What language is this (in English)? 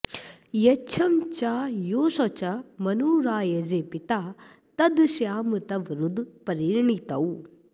Sanskrit